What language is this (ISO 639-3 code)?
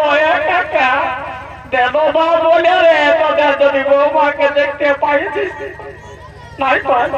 ben